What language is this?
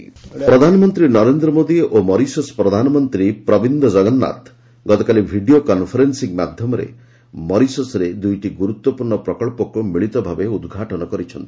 Odia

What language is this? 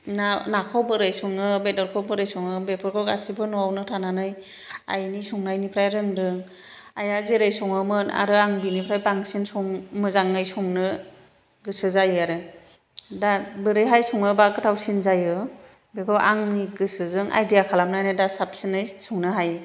Bodo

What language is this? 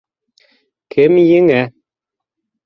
Bashkir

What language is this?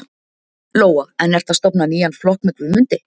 Icelandic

